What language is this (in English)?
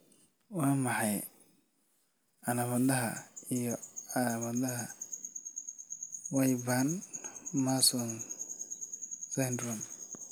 Somali